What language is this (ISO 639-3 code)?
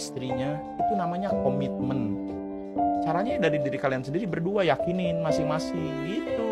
ind